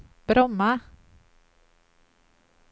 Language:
Swedish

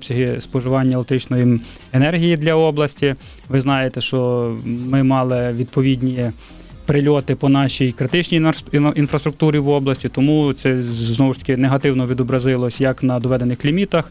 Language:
Ukrainian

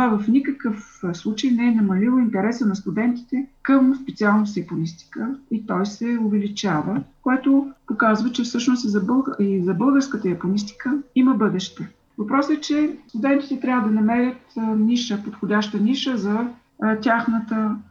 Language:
Bulgarian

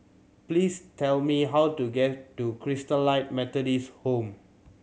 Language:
English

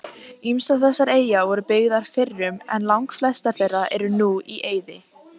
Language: Icelandic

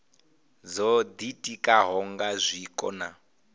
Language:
Venda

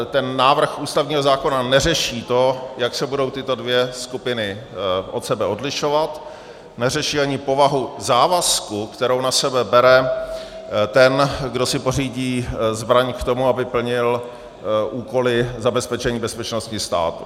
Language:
Czech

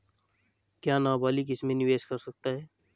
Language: Hindi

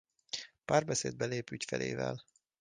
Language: Hungarian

